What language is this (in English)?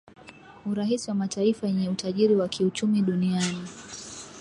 Swahili